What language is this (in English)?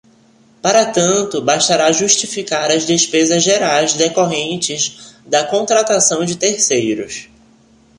Portuguese